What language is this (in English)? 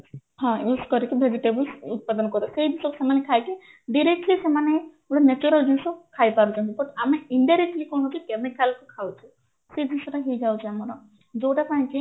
Odia